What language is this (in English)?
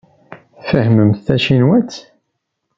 Kabyle